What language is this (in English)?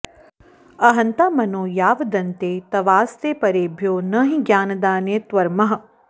Sanskrit